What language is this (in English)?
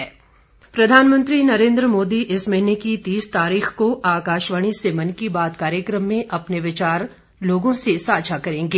Hindi